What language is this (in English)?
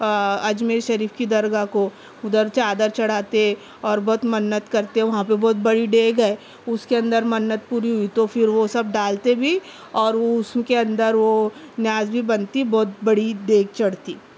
Urdu